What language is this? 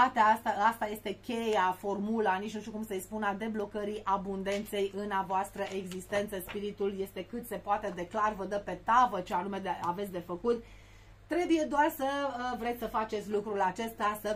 Romanian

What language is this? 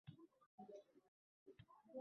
Uzbek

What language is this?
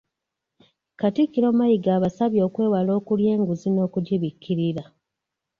Ganda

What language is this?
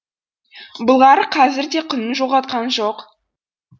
Kazakh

